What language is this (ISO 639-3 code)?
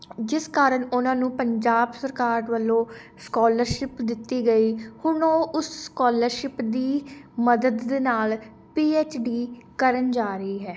pan